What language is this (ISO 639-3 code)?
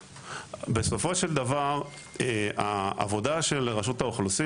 heb